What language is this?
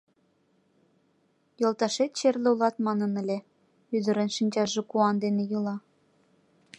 Mari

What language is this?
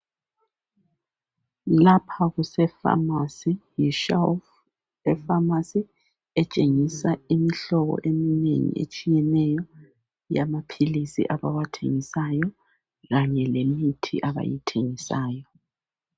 North Ndebele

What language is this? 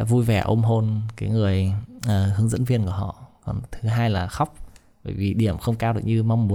Vietnamese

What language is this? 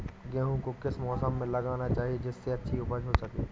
Hindi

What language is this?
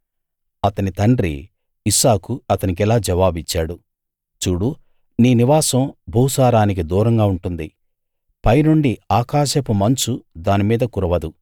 Telugu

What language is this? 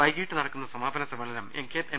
Malayalam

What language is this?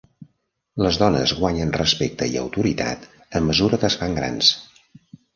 Catalan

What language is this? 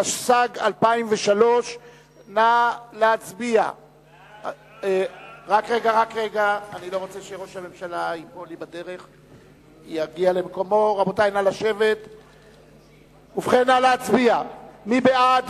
Hebrew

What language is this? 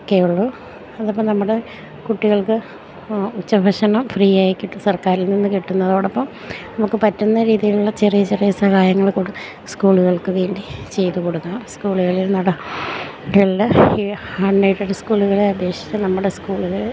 Malayalam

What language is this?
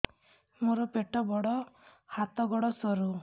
Odia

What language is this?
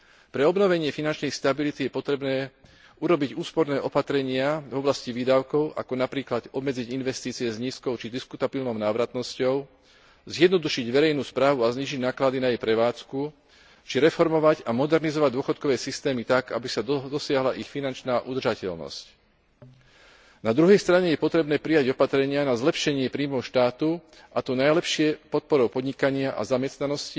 Slovak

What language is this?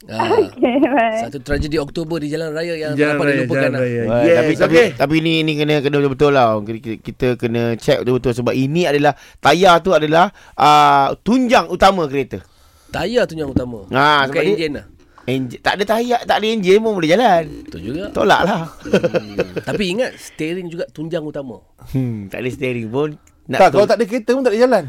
Malay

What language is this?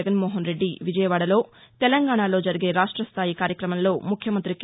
Telugu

